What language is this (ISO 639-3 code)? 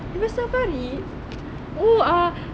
eng